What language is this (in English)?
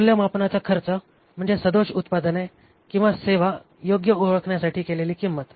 Marathi